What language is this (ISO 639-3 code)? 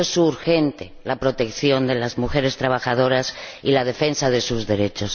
spa